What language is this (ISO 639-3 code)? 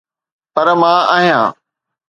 snd